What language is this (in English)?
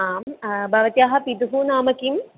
Sanskrit